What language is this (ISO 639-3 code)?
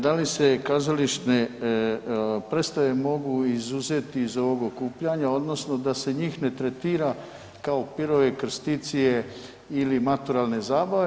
hrv